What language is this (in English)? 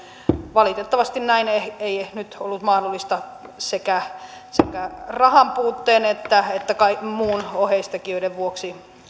Finnish